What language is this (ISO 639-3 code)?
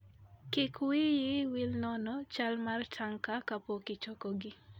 luo